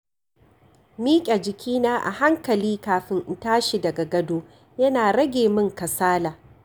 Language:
Hausa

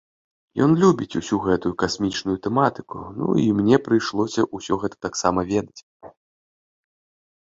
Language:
Belarusian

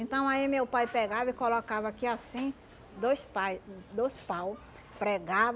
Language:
Portuguese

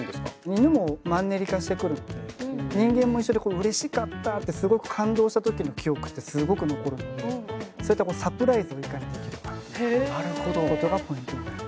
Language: Japanese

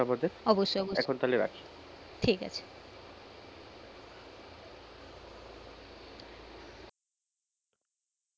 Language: Bangla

